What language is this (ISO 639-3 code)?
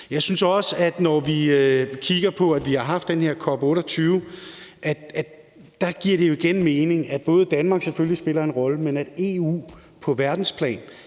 dan